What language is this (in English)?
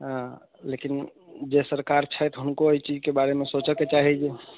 Maithili